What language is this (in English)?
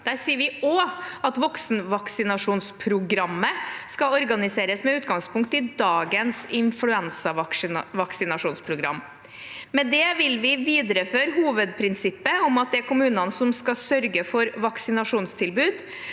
Norwegian